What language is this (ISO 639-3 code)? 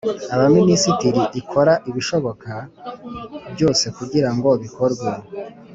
kin